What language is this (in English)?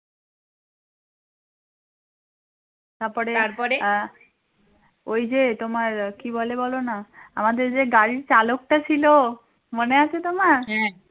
Bangla